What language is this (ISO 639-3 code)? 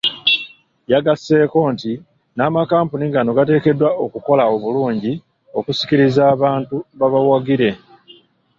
lug